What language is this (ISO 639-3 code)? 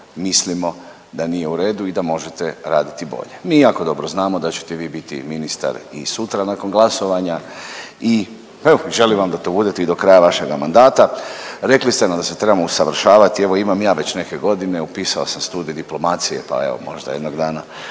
hrv